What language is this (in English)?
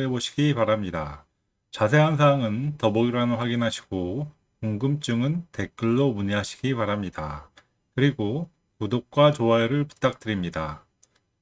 Korean